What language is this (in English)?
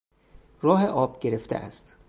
Persian